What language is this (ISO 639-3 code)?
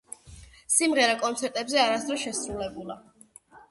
kat